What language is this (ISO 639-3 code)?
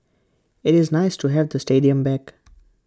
eng